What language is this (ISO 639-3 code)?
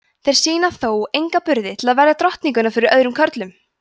isl